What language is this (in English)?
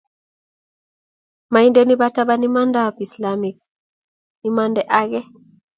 Kalenjin